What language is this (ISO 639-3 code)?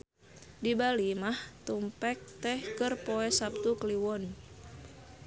sun